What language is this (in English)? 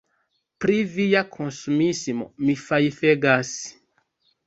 Esperanto